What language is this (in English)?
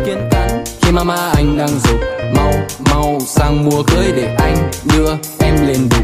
Vietnamese